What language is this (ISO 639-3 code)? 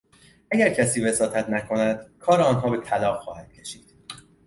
fas